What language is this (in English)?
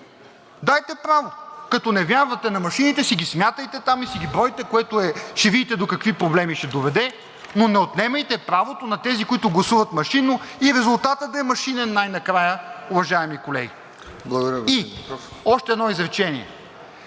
Bulgarian